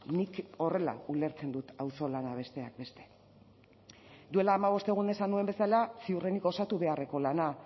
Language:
Basque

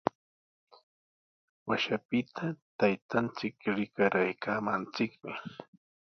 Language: Sihuas Ancash Quechua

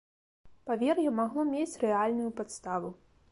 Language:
Belarusian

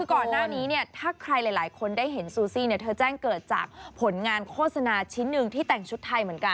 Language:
Thai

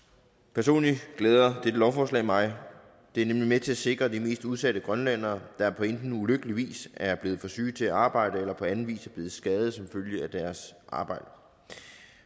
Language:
Danish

